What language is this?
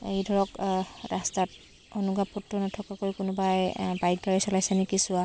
Assamese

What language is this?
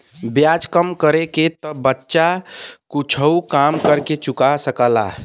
Bhojpuri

